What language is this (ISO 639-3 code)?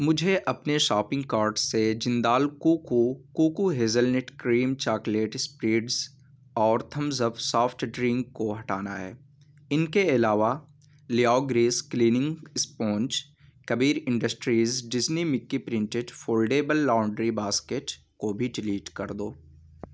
urd